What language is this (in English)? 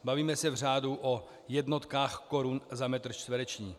Czech